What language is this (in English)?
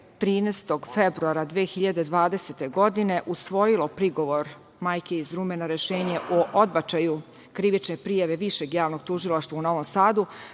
Serbian